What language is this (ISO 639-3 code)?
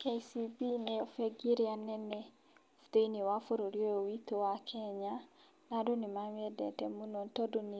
kik